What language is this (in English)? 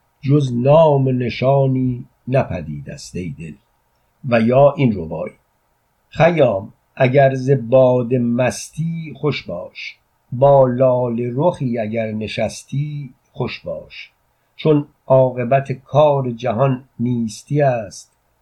Persian